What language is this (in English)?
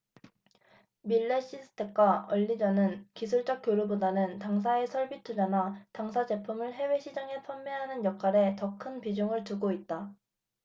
Korean